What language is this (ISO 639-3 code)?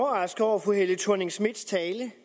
dan